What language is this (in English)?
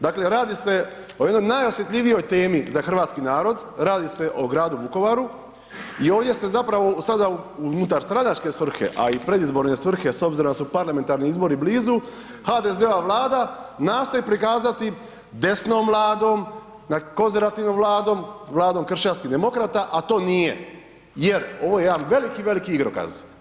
Croatian